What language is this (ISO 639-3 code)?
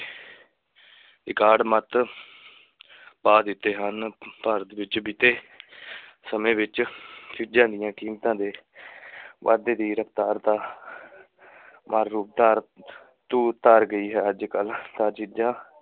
pan